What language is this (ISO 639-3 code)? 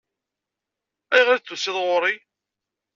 kab